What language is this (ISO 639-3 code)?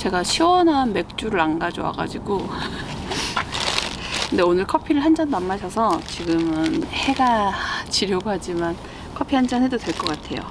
kor